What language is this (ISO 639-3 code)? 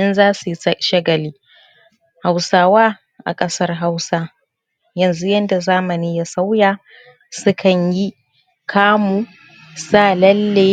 hau